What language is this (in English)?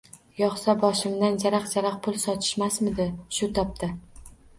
Uzbek